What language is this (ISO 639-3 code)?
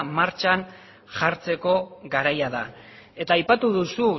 eus